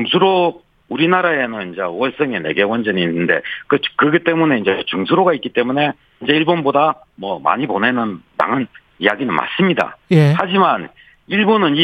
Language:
Korean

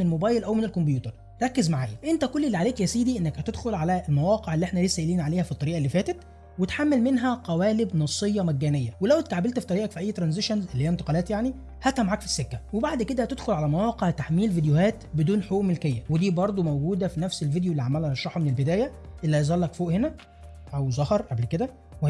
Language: Arabic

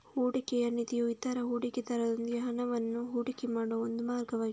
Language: Kannada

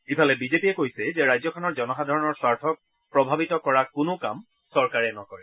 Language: Assamese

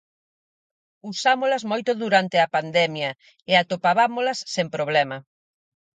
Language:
Galician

